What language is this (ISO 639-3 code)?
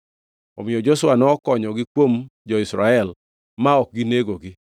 luo